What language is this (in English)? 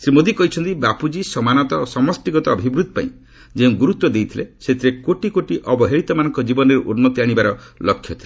Odia